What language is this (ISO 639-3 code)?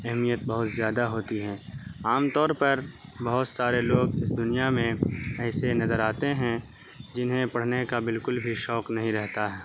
urd